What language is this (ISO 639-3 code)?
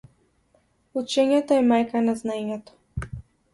mkd